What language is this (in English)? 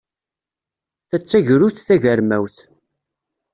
Kabyle